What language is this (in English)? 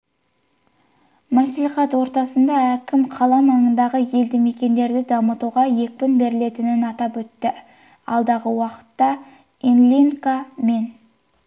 Kazakh